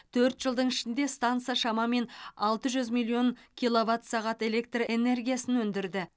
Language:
Kazakh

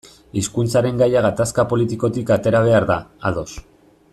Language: Basque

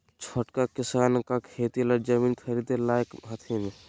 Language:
Magahi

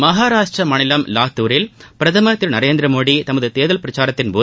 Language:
Tamil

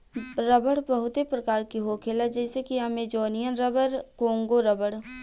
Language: Bhojpuri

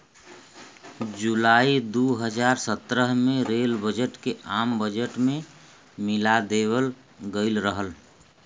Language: Bhojpuri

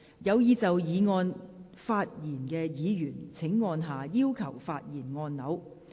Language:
Cantonese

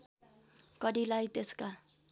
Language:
Nepali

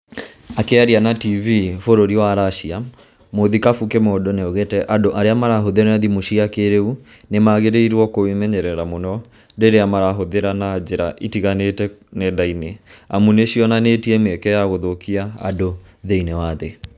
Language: Kikuyu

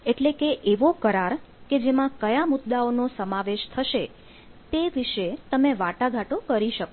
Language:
Gujarati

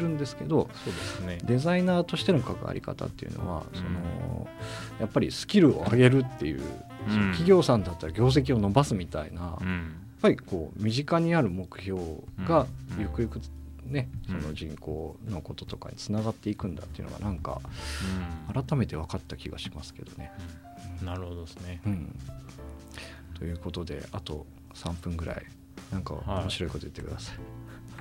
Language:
Japanese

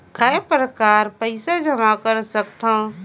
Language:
Chhattisgarhi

